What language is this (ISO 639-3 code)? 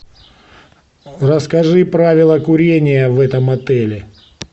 rus